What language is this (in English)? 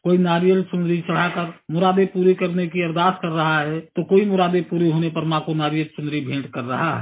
Hindi